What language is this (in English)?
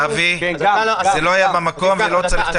Hebrew